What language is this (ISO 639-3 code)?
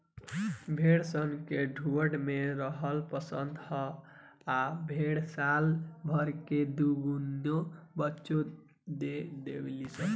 bho